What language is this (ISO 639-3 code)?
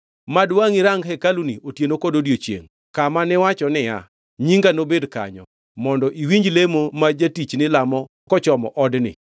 luo